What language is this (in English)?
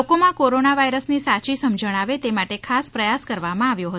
Gujarati